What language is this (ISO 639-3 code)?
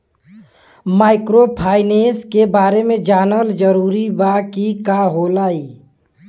bho